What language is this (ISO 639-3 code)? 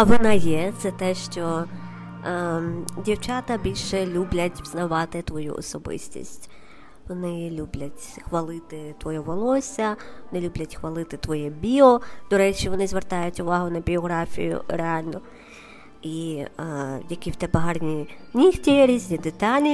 ukr